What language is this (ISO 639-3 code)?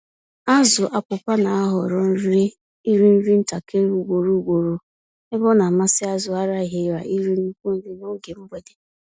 ibo